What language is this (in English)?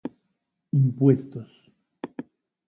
Spanish